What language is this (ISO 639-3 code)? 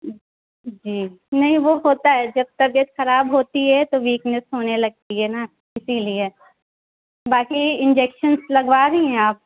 urd